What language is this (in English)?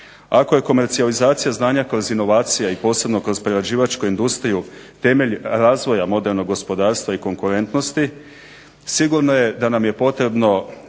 Croatian